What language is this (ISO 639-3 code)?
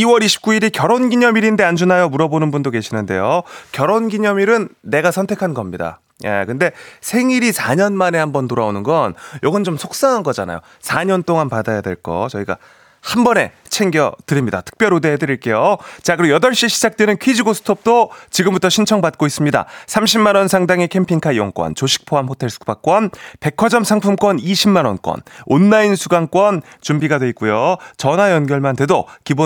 kor